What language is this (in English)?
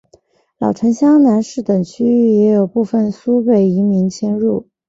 Chinese